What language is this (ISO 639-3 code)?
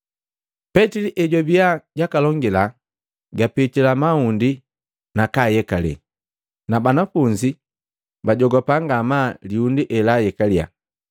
mgv